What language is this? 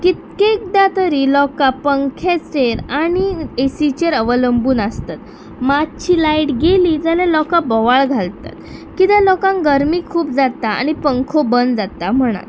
Konkani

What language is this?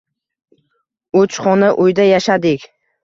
Uzbek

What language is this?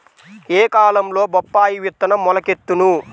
Telugu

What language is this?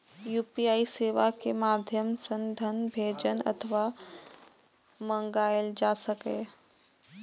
Maithili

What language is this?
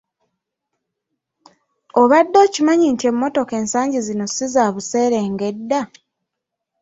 Ganda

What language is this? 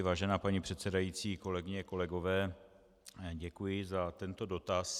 Czech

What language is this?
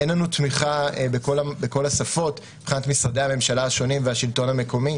Hebrew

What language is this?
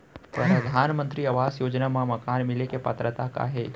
Chhattisgarhi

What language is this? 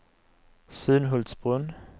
Swedish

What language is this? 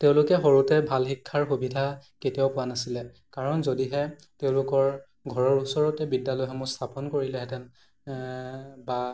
Assamese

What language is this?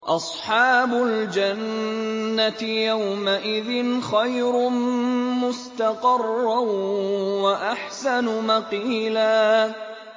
Arabic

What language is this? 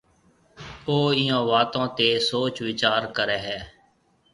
Marwari (Pakistan)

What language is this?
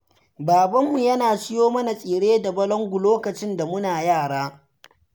Hausa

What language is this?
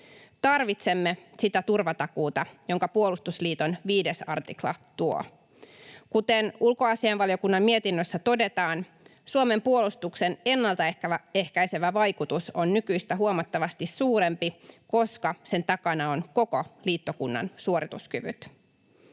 Finnish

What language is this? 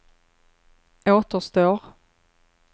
Swedish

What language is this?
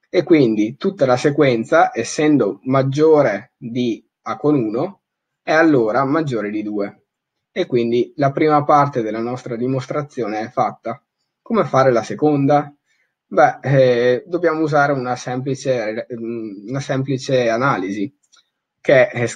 Italian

